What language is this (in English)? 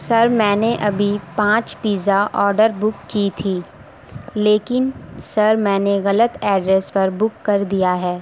Urdu